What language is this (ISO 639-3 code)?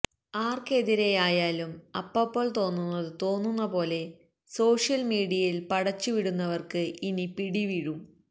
mal